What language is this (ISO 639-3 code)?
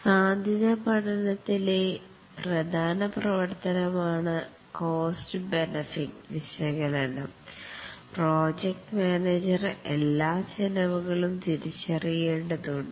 mal